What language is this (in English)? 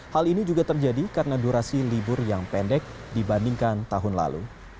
Indonesian